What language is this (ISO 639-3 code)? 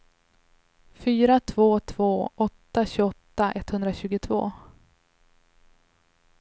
swe